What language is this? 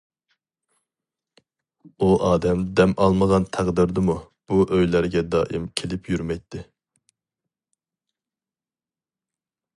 Uyghur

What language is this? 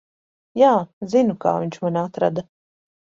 Latvian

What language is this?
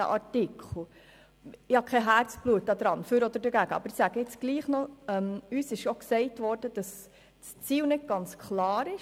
Swiss German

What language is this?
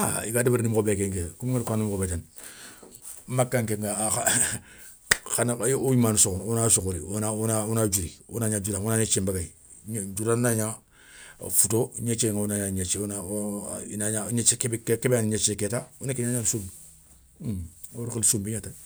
Soninke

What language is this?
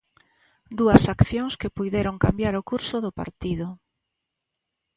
Galician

